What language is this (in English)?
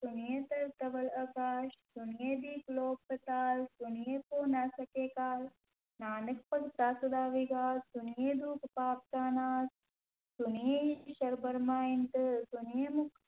Punjabi